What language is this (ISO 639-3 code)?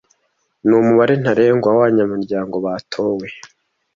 kin